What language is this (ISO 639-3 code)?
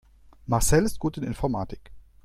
deu